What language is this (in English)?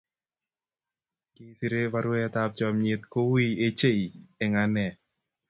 Kalenjin